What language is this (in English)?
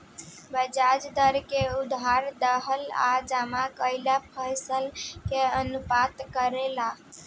Bhojpuri